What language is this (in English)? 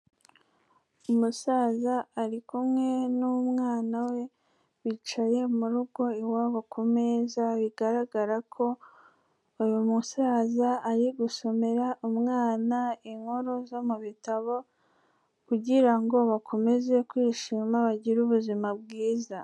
Kinyarwanda